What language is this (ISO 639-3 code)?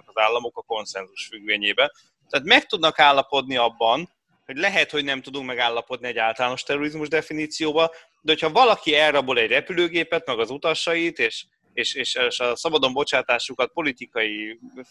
hun